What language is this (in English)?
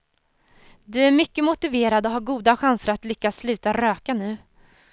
Swedish